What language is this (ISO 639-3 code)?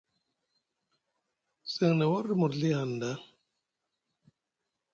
mug